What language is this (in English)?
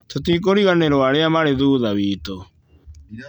Kikuyu